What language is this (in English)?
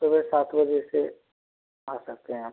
Hindi